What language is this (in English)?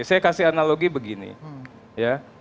Indonesian